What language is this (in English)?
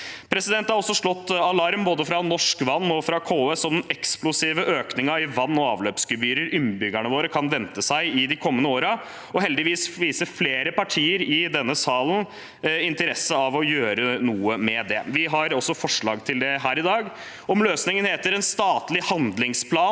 Norwegian